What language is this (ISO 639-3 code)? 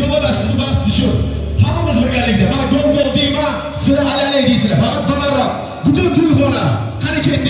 uzb